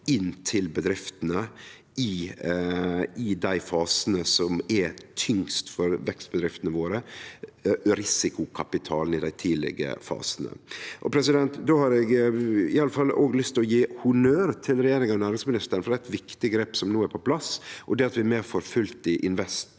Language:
Norwegian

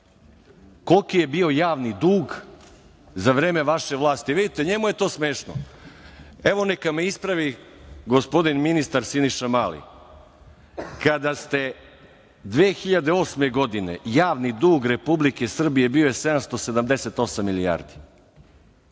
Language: Serbian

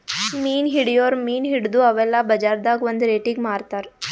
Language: Kannada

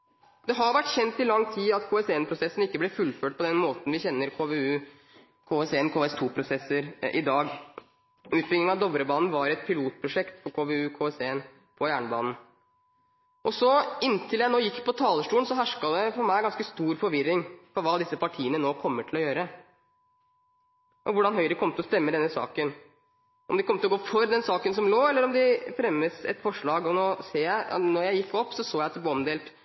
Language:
Norwegian Bokmål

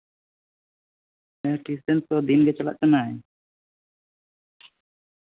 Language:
Santali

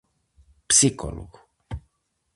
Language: Galician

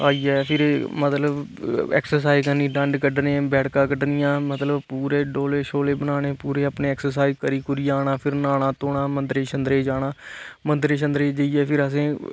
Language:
Dogri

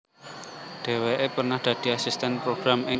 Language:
Javanese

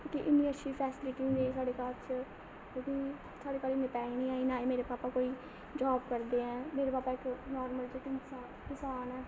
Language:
Dogri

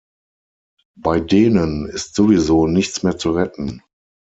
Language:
German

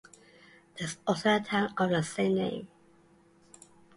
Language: English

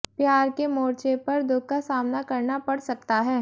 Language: Hindi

